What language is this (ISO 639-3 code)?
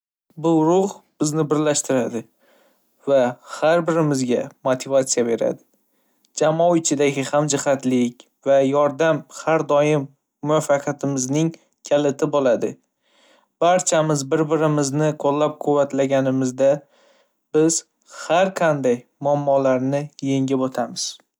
uzb